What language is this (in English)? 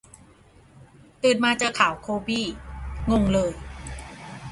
Thai